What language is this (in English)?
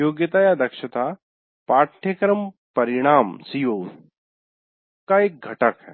Hindi